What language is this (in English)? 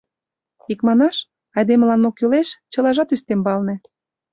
Mari